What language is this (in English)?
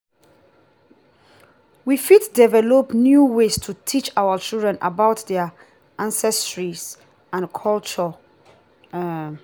Nigerian Pidgin